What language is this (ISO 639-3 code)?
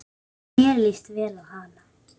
isl